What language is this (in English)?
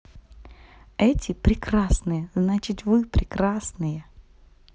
Russian